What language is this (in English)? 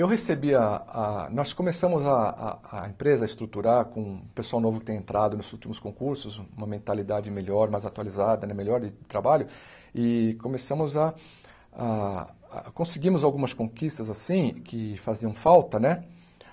Portuguese